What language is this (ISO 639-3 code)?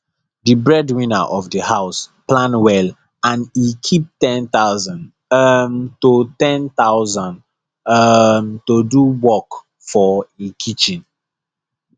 pcm